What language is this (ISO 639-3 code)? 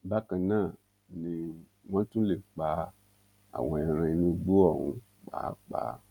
yor